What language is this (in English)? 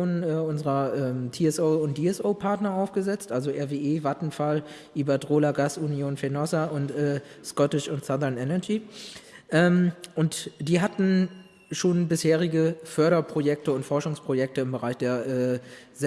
German